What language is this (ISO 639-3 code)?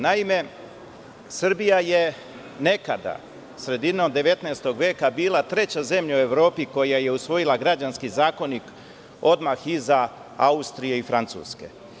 srp